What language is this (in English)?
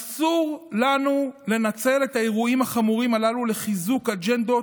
Hebrew